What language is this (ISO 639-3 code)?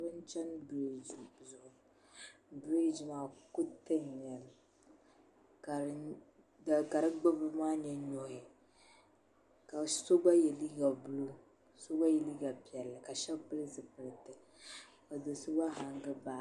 dag